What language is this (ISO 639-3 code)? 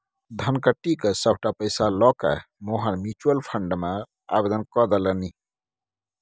mai